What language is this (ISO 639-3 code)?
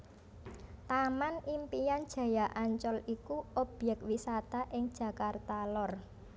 jav